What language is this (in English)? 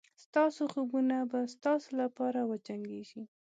Pashto